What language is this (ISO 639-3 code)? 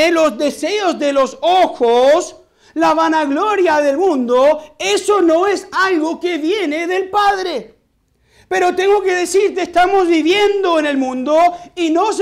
spa